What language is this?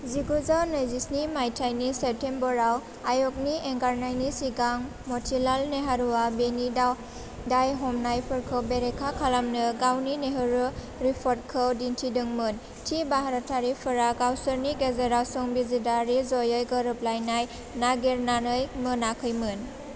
Bodo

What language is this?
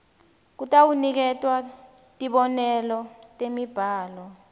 Swati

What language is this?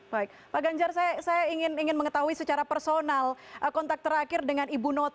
Indonesian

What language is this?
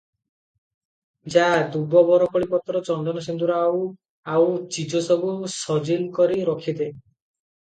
Odia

